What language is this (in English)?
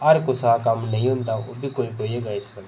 Dogri